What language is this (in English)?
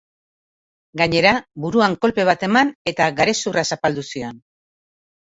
Basque